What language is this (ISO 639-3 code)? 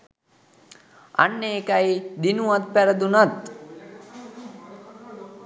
sin